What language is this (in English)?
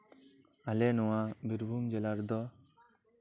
Santali